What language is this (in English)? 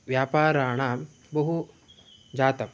Sanskrit